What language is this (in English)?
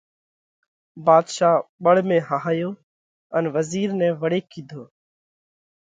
Parkari Koli